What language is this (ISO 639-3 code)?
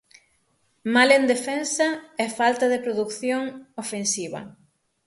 glg